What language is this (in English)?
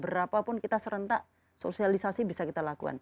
Indonesian